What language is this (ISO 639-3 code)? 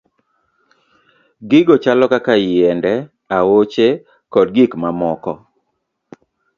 luo